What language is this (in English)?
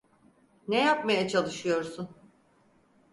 Turkish